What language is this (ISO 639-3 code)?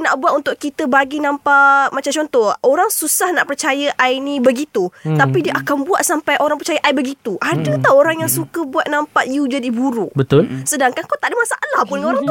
msa